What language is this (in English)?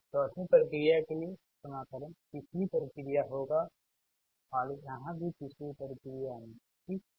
Hindi